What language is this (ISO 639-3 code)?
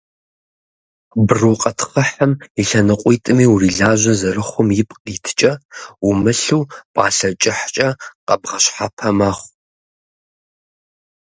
kbd